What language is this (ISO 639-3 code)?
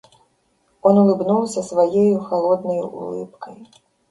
rus